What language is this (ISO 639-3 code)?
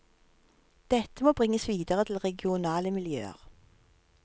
nor